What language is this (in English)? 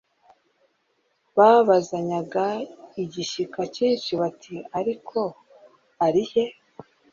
Kinyarwanda